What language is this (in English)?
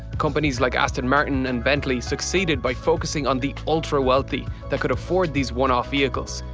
English